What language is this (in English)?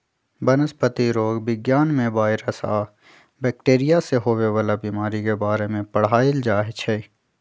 Magahi